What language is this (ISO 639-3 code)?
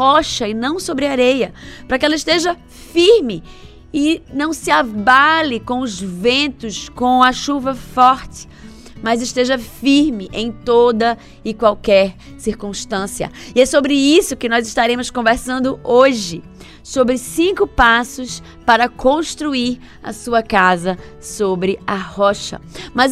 por